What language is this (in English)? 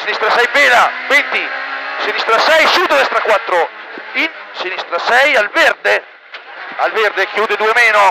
Italian